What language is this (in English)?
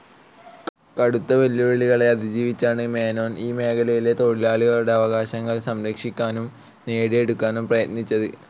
Malayalam